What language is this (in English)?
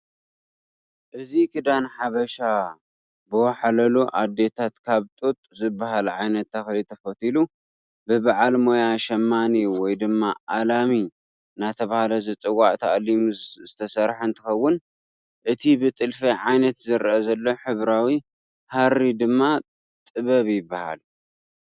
Tigrinya